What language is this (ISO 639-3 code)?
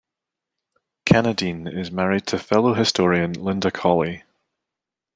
eng